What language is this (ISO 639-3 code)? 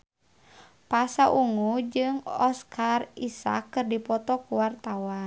sun